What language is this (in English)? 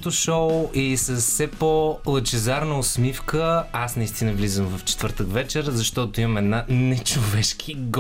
Bulgarian